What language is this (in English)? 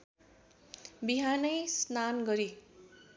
Nepali